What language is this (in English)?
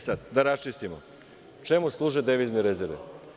Serbian